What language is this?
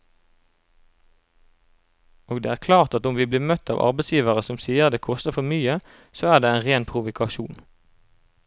Norwegian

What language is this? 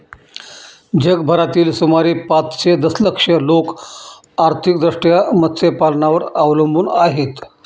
Marathi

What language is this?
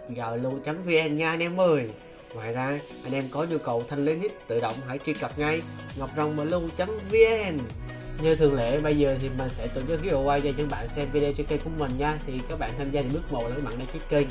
Vietnamese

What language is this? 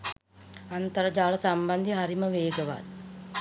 Sinhala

